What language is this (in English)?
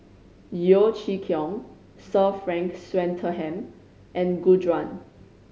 English